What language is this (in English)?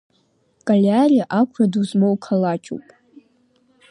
Abkhazian